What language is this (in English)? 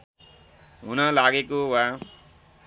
Nepali